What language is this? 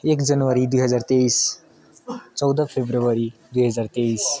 Nepali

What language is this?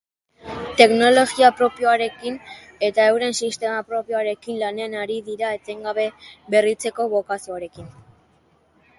Basque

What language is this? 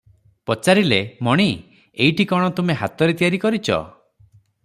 Odia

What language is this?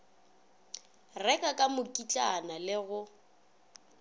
Northern Sotho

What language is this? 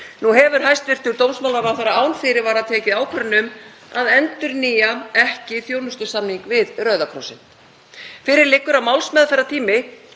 Icelandic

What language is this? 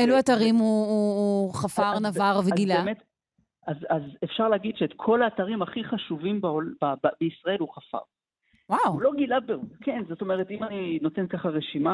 Hebrew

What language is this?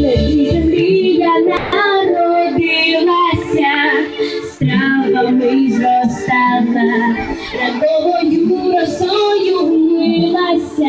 Ukrainian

